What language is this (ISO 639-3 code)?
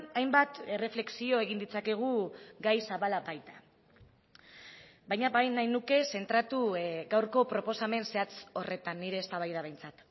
eus